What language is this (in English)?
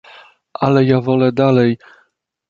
Polish